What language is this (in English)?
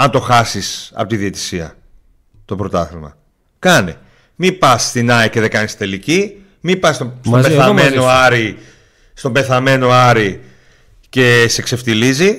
Greek